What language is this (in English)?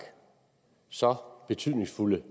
Danish